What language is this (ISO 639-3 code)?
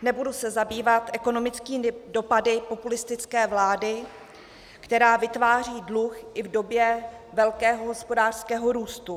ces